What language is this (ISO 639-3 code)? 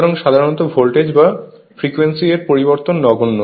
ben